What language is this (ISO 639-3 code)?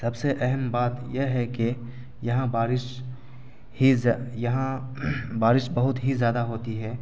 urd